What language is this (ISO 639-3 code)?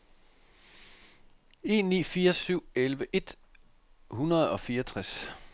dan